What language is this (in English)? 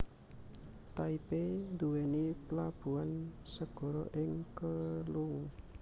Javanese